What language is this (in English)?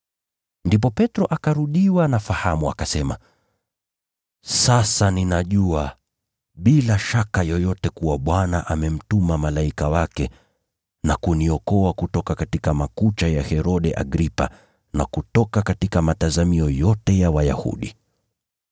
Swahili